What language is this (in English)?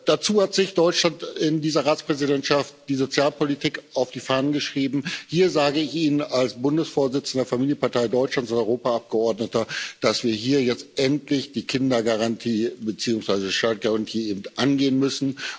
German